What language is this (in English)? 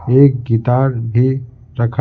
Hindi